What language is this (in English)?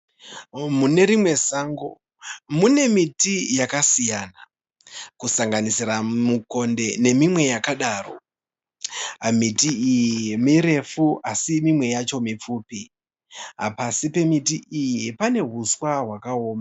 Shona